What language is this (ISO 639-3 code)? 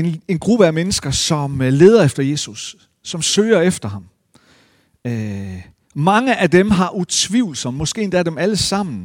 dan